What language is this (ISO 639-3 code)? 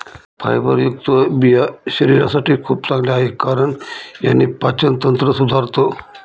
mar